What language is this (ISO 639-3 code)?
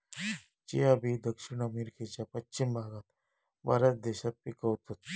mar